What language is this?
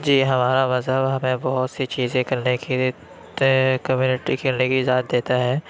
Urdu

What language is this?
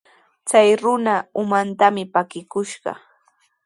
Sihuas Ancash Quechua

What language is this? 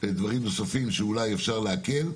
Hebrew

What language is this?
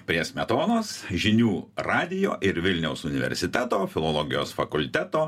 Lithuanian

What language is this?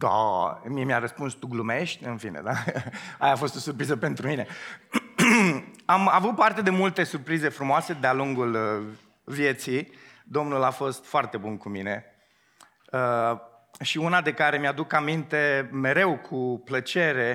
Romanian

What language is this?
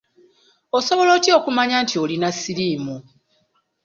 Ganda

